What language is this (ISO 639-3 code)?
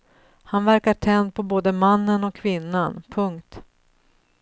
swe